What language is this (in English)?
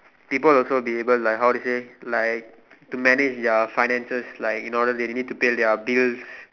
English